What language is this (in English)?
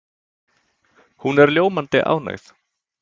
Icelandic